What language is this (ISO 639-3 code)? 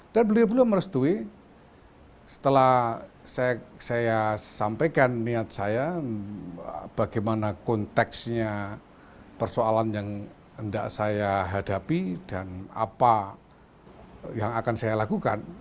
ind